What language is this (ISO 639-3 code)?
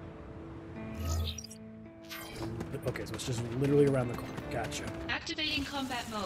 eng